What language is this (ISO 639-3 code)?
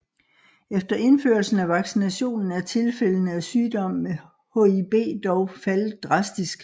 dan